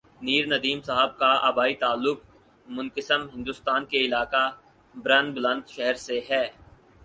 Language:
Urdu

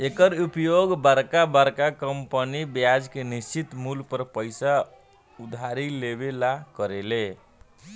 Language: Bhojpuri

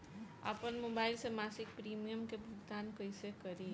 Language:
Bhojpuri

